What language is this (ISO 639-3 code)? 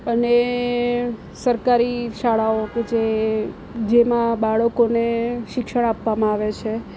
guj